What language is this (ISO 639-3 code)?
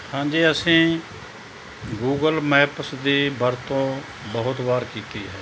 pan